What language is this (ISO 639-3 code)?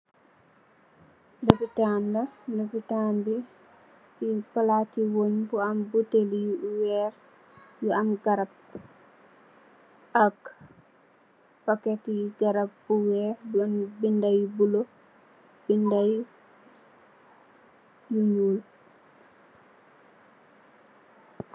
wol